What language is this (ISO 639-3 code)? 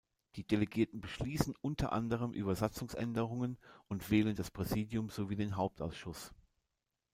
deu